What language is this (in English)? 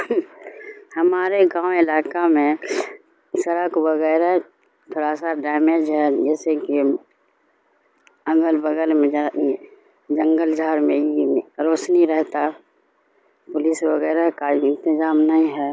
Urdu